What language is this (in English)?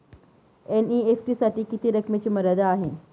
Marathi